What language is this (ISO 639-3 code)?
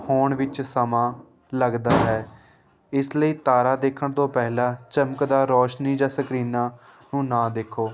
pan